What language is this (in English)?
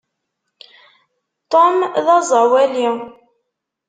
Kabyle